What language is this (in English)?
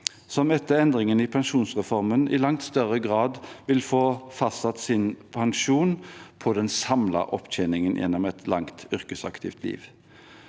Norwegian